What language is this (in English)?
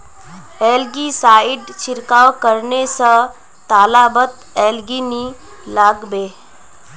Magahi